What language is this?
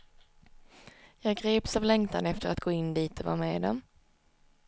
Swedish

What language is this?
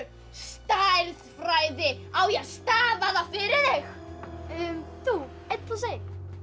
Icelandic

